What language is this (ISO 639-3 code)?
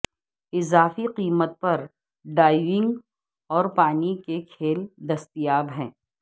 urd